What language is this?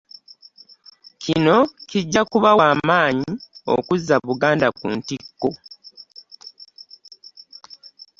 Ganda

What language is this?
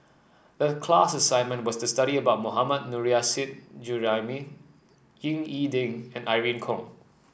English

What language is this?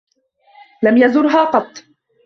Arabic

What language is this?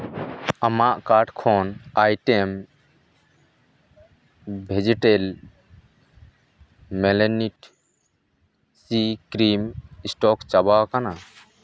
Santali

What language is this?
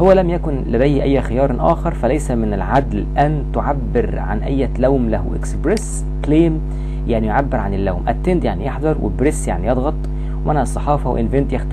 Arabic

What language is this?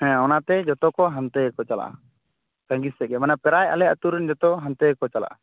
Santali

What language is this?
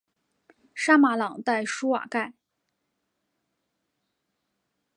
Chinese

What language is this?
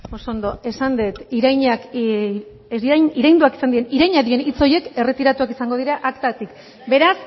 Basque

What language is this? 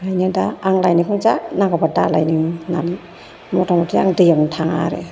Bodo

